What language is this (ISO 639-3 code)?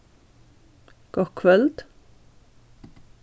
fao